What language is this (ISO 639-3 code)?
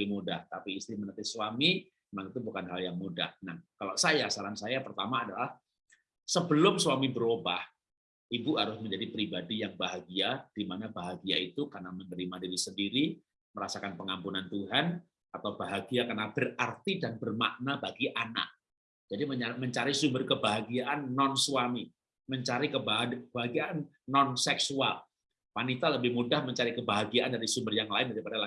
ind